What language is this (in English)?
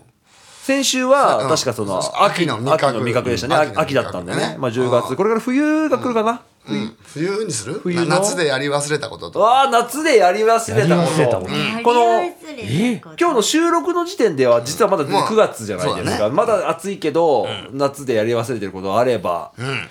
Japanese